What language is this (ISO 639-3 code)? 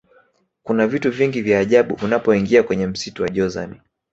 swa